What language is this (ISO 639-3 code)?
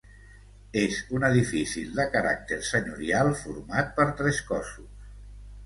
cat